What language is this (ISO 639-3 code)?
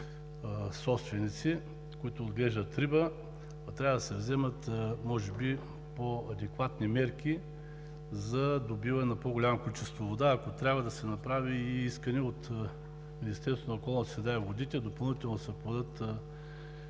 bul